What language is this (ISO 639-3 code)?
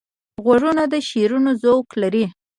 pus